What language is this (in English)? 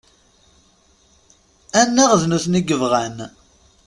Kabyle